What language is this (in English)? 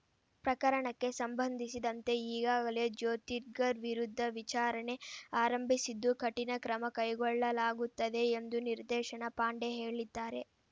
Kannada